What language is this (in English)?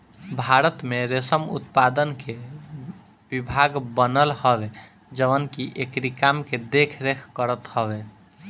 Bhojpuri